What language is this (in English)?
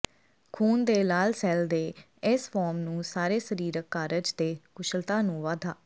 Punjabi